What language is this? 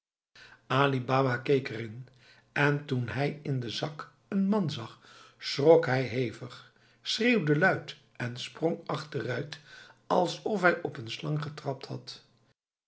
Dutch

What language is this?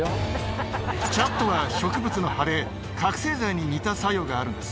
Japanese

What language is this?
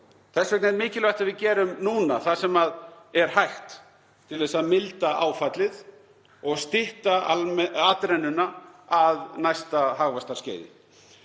Icelandic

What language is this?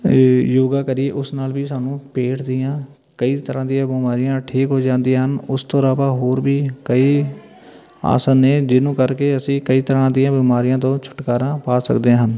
Punjabi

